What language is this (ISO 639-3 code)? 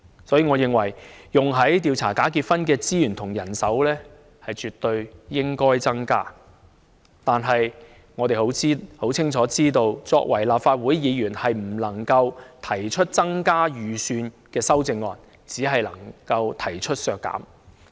yue